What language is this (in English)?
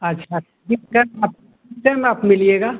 Hindi